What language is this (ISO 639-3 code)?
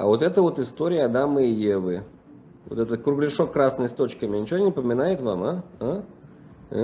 rus